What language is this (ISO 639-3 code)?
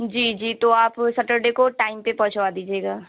urd